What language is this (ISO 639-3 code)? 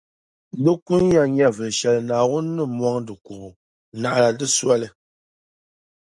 dag